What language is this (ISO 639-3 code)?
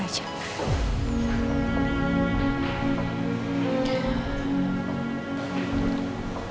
ind